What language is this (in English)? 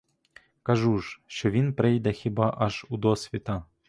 Ukrainian